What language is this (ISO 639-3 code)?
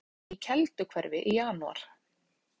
isl